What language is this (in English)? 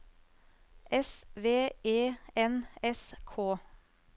Norwegian